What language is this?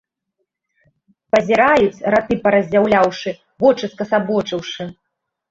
Belarusian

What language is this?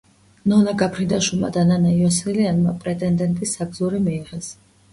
Georgian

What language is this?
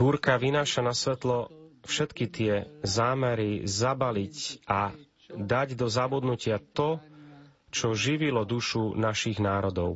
Slovak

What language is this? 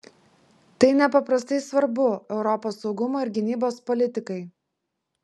Lithuanian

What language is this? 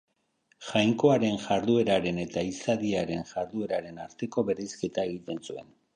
Basque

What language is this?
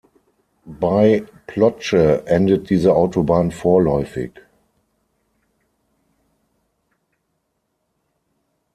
German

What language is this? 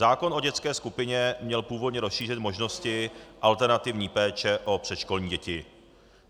Czech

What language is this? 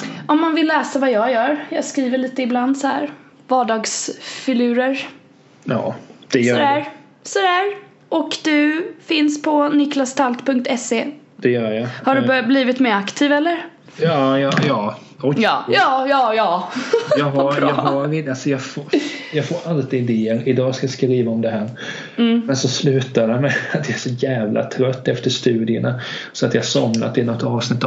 Swedish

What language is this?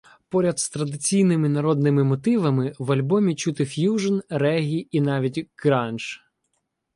Ukrainian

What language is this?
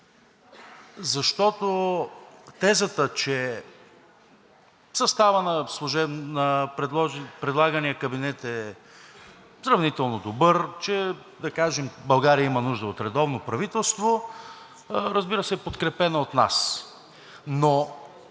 Bulgarian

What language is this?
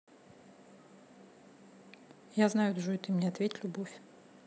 Russian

